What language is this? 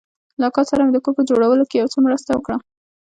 Pashto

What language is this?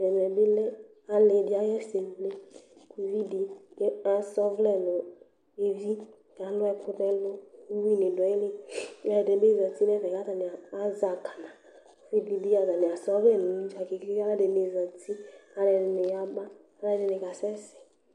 Ikposo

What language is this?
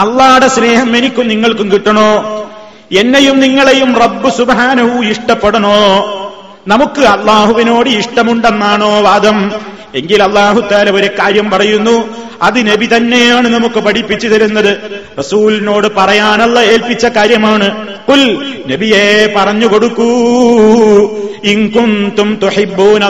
Malayalam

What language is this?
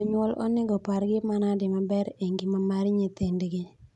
Luo (Kenya and Tanzania)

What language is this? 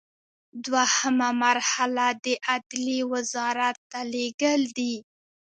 Pashto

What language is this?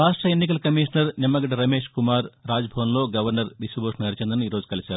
Telugu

